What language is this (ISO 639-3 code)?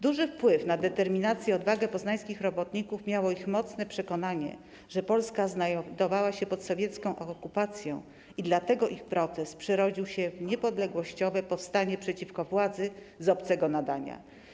pol